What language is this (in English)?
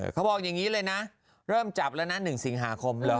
Thai